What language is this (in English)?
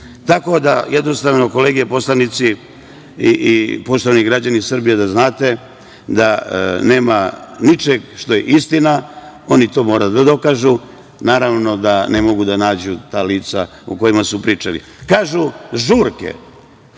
Serbian